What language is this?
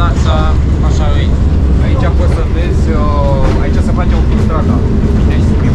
Romanian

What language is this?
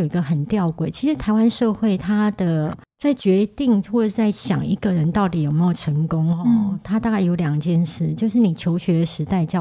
Chinese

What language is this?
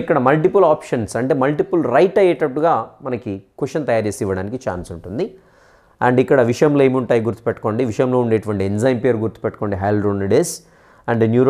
Telugu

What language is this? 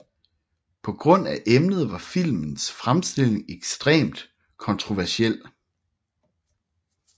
Danish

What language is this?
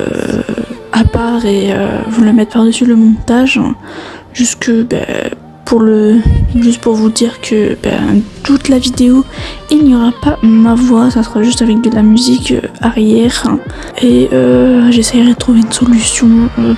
French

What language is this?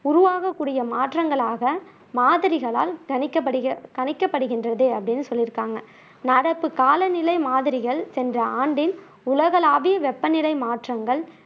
Tamil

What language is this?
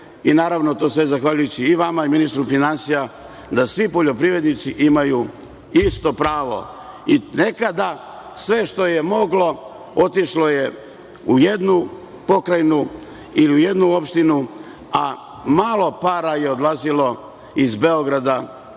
Serbian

